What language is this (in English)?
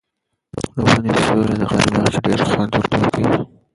Pashto